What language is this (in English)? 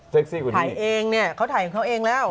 Thai